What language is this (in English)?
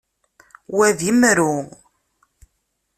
Kabyle